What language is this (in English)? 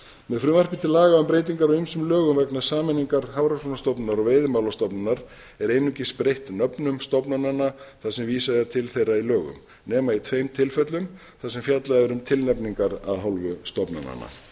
Icelandic